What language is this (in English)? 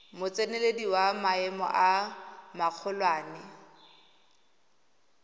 Tswana